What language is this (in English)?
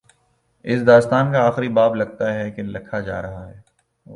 Urdu